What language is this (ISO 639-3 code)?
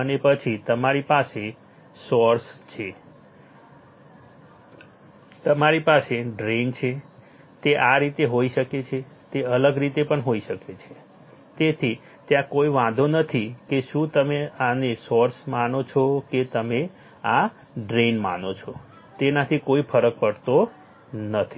guj